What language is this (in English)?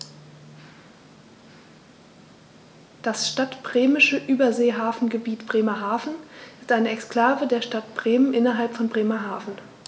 German